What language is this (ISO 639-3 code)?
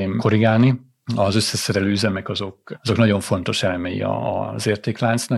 hun